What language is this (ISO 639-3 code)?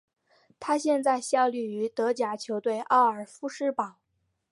zho